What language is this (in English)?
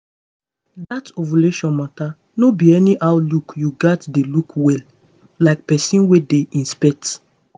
Nigerian Pidgin